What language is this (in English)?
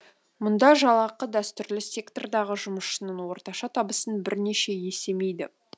Kazakh